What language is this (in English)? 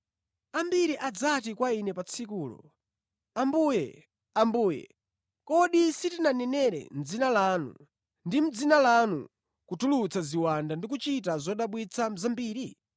Nyanja